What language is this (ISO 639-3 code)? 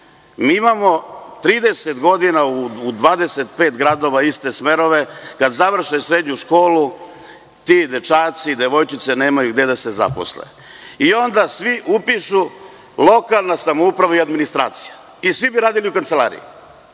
srp